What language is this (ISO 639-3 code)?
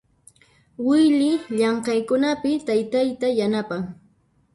qxp